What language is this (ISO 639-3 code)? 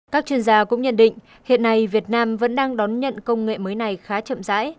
vie